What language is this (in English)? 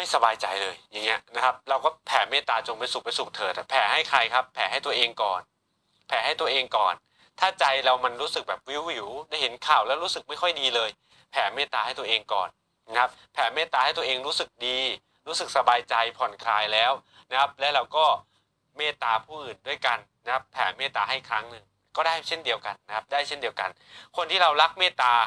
Thai